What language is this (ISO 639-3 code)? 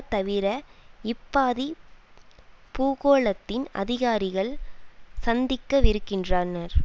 tam